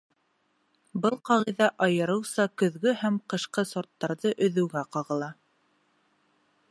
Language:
Bashkir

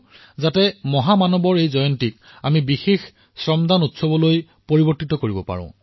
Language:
Assamese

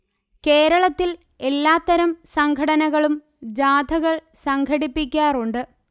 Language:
Malayalam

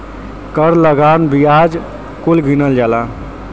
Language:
Bhojpuri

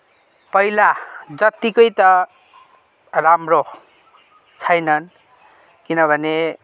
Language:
Nepali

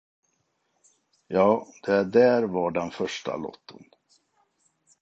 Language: Swedish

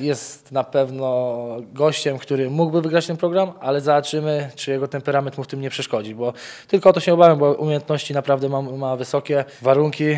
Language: Polish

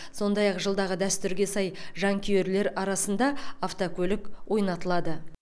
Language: Kazakh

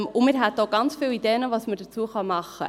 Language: Swiss German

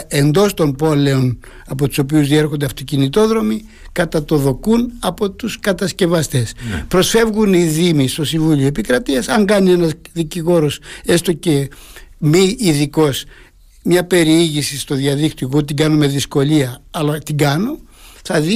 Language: Greek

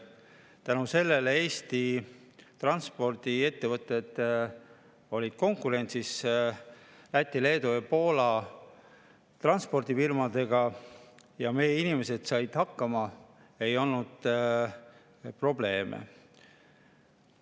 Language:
Estonian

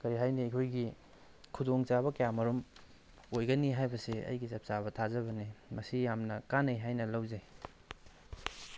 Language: Manipuri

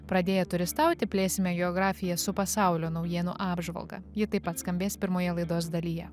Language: Lithuanian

